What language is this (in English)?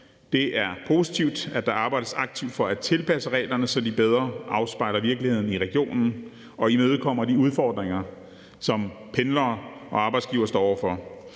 Danish